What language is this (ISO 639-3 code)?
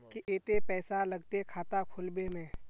mag